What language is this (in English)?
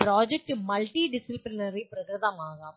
Malayalam